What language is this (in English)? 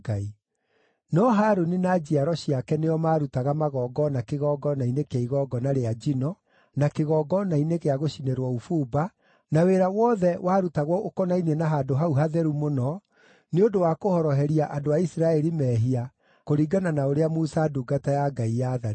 Kikuyu